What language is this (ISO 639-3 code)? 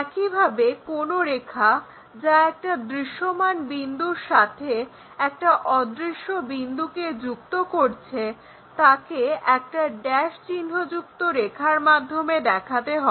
ben